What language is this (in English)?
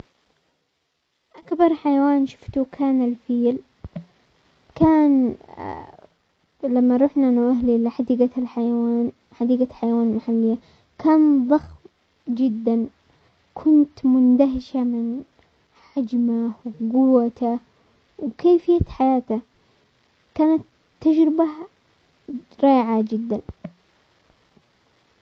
Omani Arabic